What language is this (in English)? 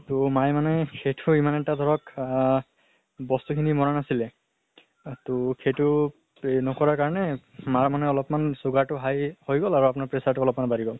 Assamese